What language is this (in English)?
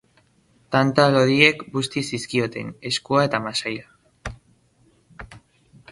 Basque